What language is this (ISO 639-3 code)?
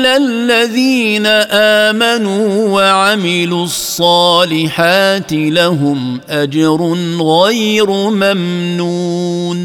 ara